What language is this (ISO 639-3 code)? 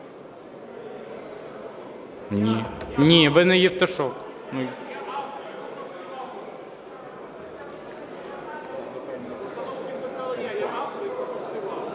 ukr